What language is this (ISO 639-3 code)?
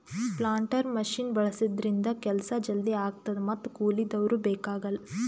kan